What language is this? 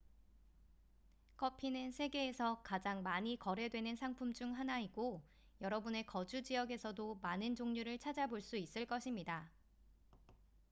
Korean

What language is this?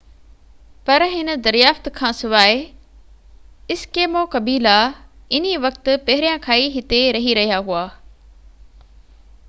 Sindhi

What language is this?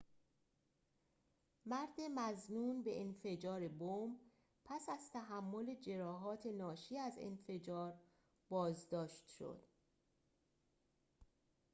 Persian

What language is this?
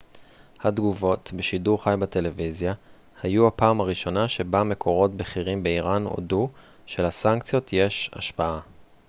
Hebrew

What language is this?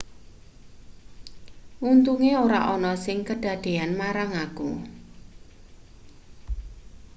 Javanese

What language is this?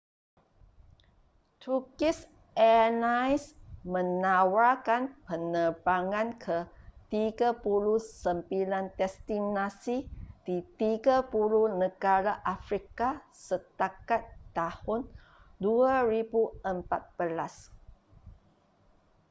Malay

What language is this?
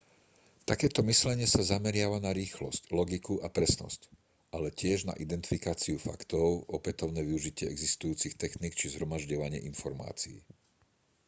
Slovak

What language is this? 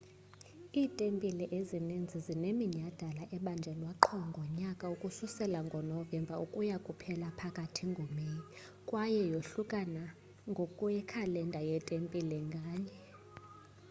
Xhosa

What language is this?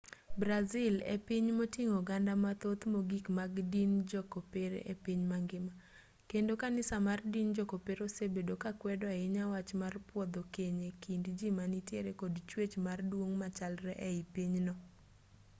Luo (Kenya and Tanzania)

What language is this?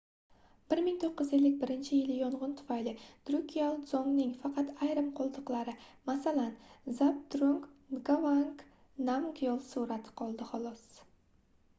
Uzbek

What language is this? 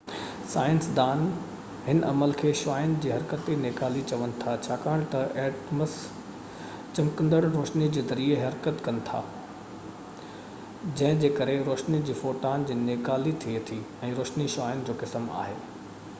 Sindhi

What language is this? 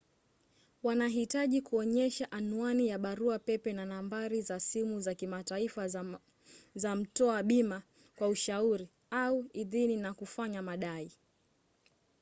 Swahili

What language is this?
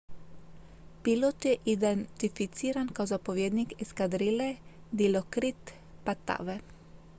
Croatian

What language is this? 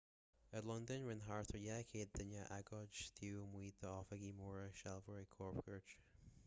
Irish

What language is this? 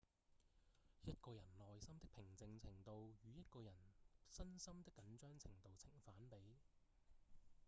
Cantonese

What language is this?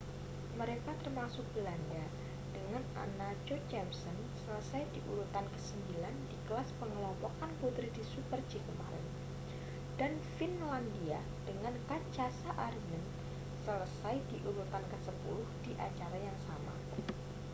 Indonesian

